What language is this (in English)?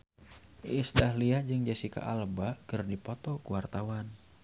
Sundanese